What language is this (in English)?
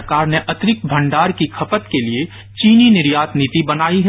Hindi